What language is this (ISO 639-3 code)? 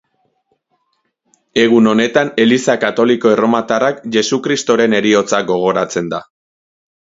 eus